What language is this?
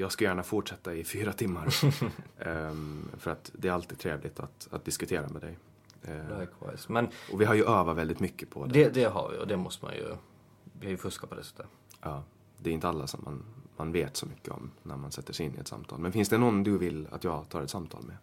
Swedish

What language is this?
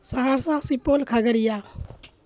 Urdu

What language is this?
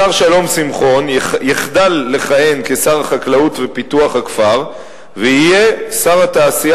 Hebrew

